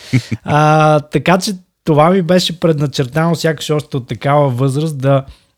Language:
Bulgarian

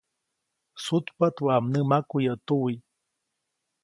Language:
Copainalá Zoque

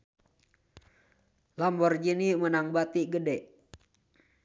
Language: Sundanese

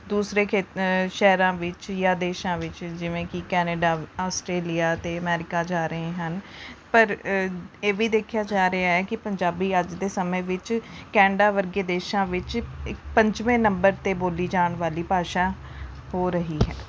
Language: Punjabi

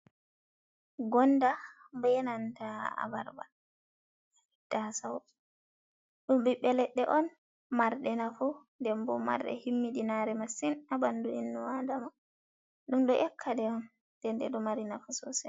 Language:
Fula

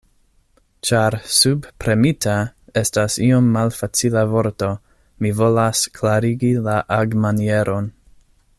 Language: Esperanto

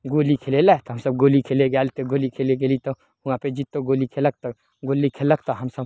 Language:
Maithili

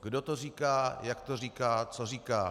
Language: Czech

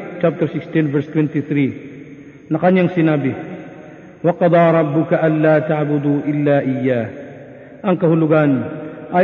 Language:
Filipino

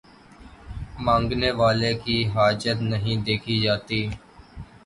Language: Urdu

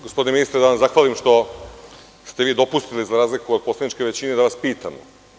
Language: Serbian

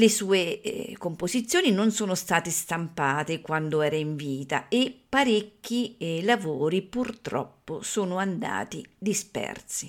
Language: Italian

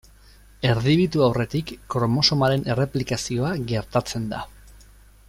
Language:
Basque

